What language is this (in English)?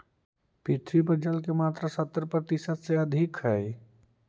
Magahi